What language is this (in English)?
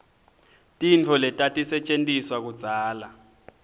Swati